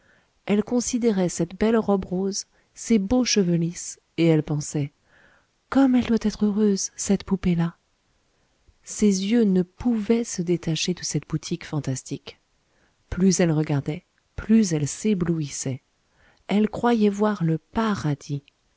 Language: French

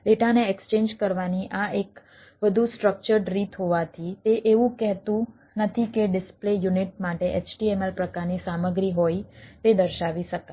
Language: Gujarati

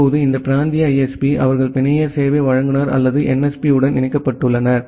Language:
Tamil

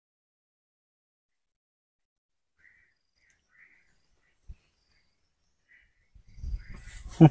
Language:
Indonesian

